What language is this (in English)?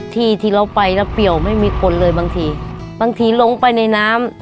Thai